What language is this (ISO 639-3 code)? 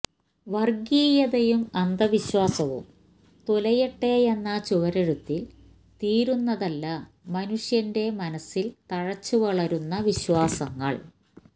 mal